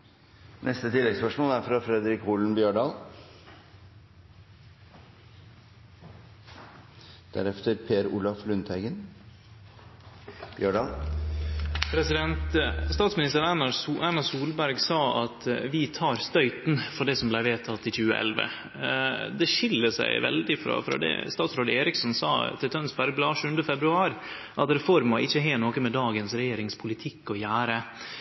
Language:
Norwegian Nynorsk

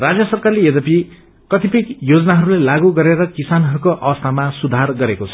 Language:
Nepali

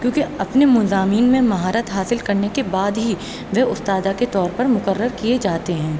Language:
Urdu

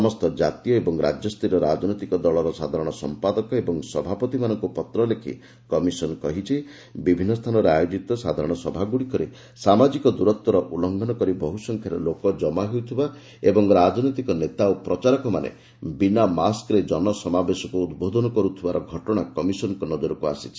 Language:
Odia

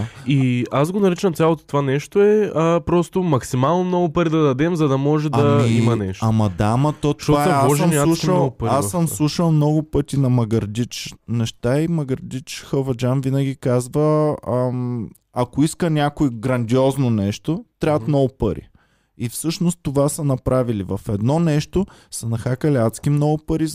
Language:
Bulgarian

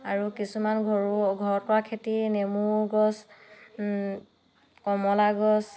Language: Assamese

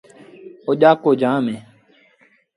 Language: Sindhi Bhil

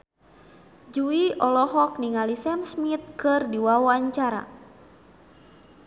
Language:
Sundanese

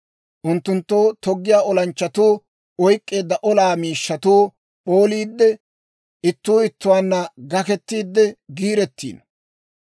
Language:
Dawro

